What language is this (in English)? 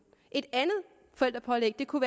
Danish